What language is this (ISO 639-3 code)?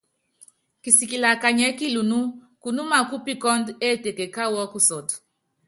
yav